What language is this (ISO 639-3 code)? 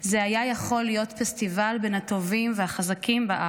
heb